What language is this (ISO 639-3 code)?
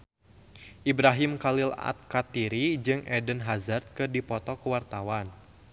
sun